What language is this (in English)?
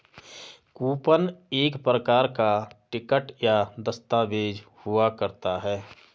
Hindi